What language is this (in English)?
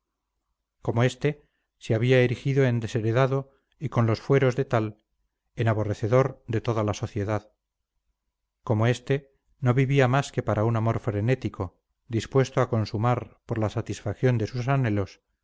Spanish